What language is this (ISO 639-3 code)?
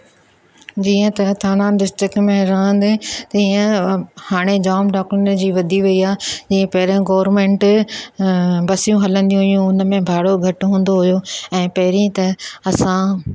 snd